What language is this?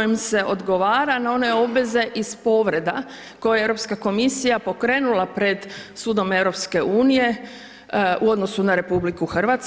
Croatian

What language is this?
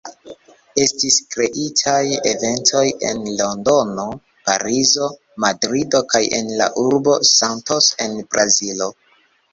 Esperanto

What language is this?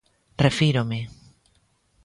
Galician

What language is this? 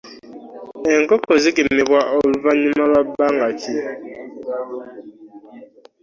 Ganda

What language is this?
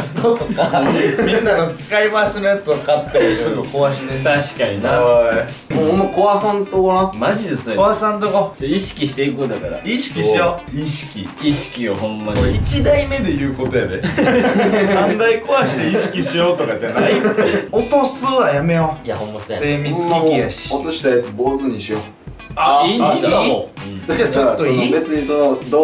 Japanese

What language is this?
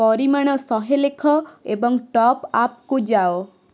Odia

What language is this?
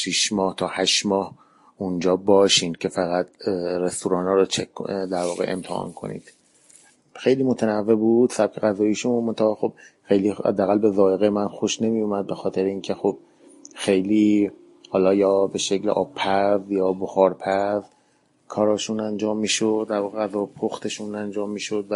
Persian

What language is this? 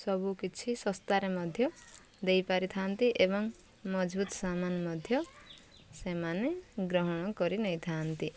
Odia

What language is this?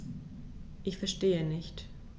German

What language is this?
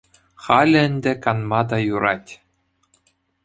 Chuvash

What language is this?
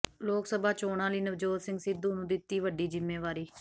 Punjabi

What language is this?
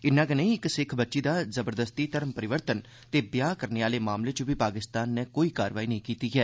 Dogri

